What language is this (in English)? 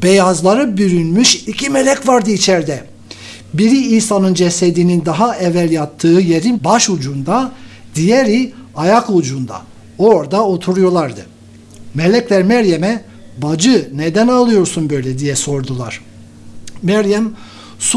Turkish